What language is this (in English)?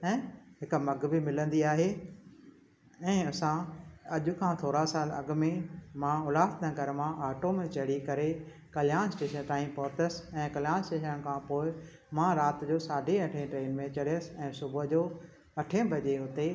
Sindhi